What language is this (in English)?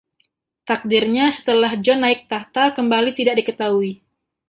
Indonesian